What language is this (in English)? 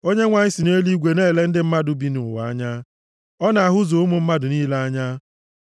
Igbo